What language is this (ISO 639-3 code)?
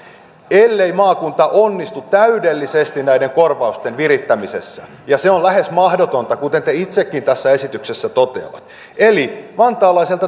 fin